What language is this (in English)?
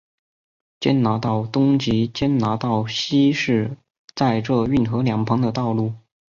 Chinese